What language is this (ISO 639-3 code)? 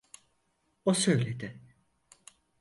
tur